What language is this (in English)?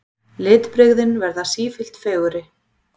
Icelandic